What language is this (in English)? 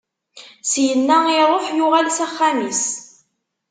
Kabyle